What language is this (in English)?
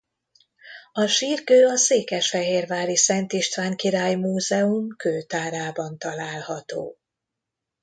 Hungarian